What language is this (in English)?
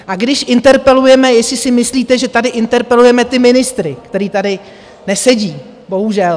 Czech